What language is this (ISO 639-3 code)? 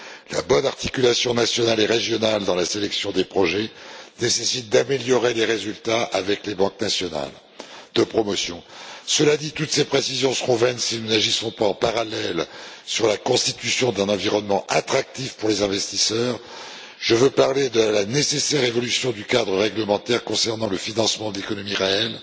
fra